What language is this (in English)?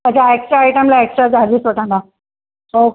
Sindhi